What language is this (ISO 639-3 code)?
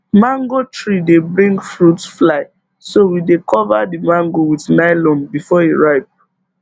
pcm